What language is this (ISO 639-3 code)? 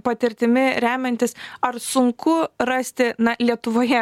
lit